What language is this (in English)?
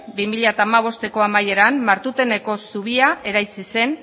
Basque